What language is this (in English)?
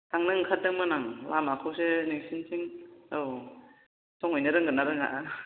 Bodo